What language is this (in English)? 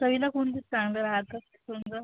Marathi